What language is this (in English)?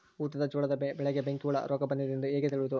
Kannada